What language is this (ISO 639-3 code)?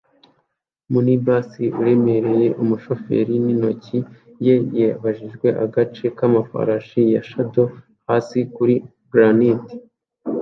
kin